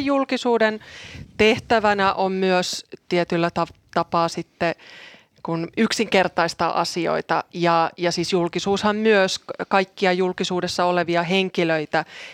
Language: Finnish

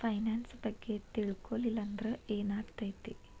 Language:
Kannada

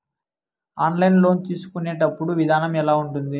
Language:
Telugu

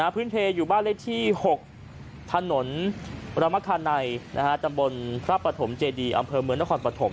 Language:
Thai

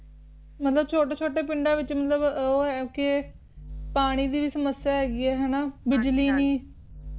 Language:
Punjabi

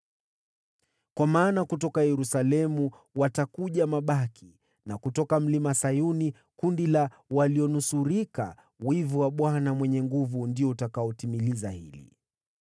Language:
Swahili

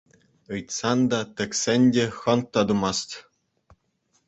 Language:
Chuvash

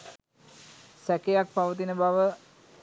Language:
Sinhala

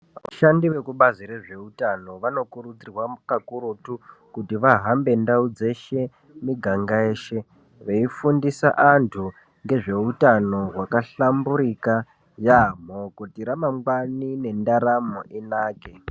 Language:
Ndau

